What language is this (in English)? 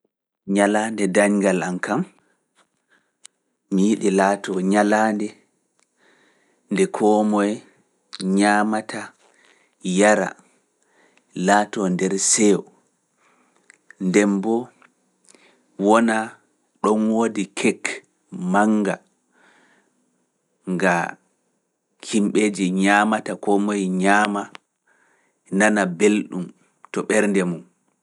Fula